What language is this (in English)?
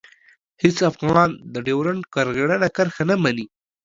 Pashto